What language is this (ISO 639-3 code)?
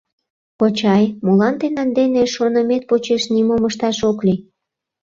chm